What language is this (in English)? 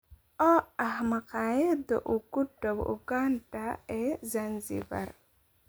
Somali